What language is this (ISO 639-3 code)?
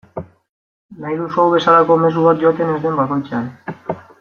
eus